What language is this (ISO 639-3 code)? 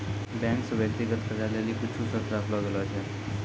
mai